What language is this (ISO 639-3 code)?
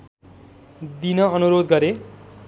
nep